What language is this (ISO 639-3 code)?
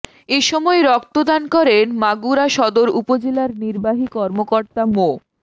ben